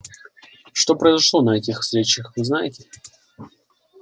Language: Russian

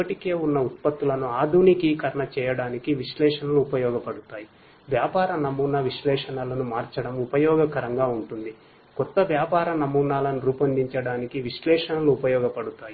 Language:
Telugu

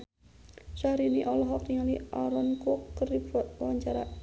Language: Sundanese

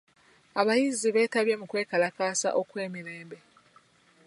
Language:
Ganda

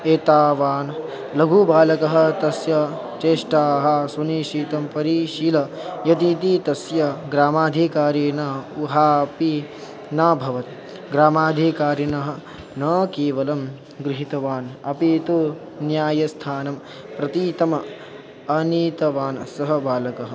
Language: Sanskrit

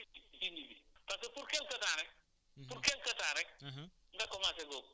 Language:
Wolof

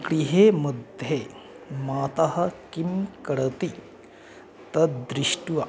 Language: Sanskrit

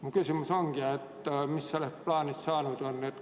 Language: Estonian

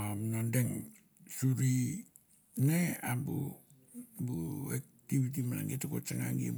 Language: Mandara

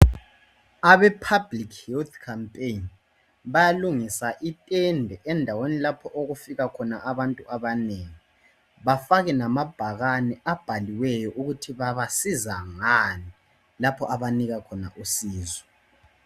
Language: North Ndebele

